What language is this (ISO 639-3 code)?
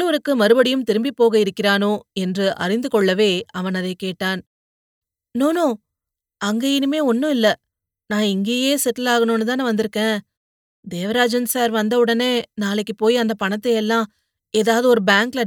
tam